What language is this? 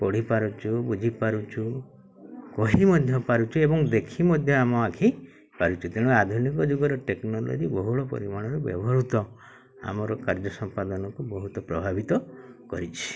Odia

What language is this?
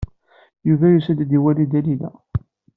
Kabyle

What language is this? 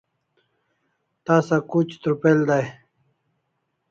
Kalasha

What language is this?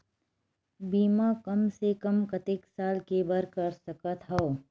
Chhattisgarhi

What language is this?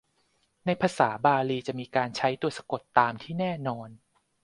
Thai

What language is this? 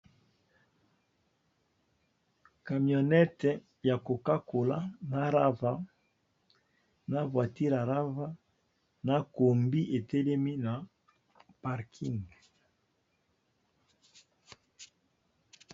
Lingala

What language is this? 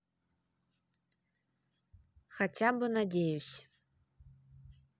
Russian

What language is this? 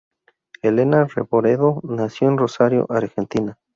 Spanish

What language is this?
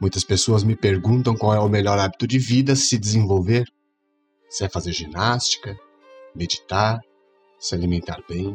Portuguese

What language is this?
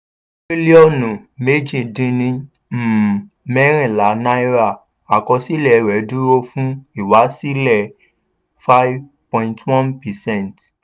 Yoruba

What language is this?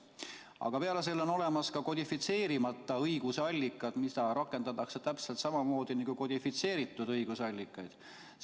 Estonian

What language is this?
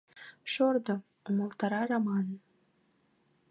Mari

